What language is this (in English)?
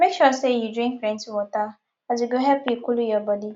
Nigerian Pidgin